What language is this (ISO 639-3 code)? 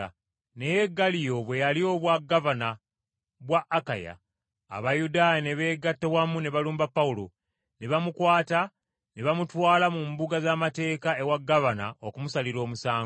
lug